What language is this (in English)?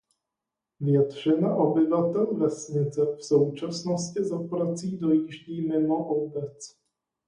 Czech